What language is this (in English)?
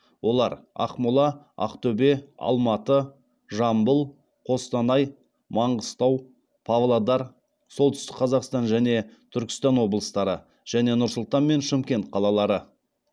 Kazakh